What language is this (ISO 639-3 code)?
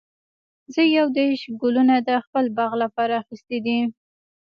pus